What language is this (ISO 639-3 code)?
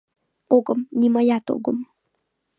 chm